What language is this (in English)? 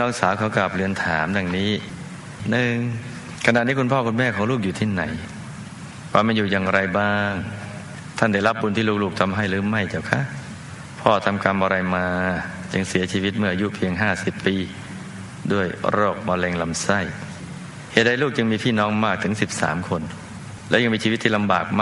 Thai